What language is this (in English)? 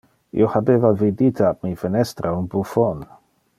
Interlingua